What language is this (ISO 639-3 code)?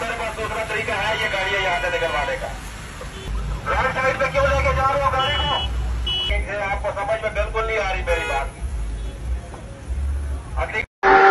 hin